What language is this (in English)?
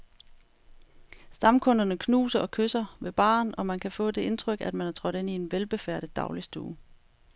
Danish